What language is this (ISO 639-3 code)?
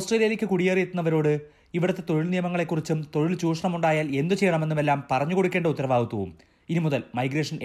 mal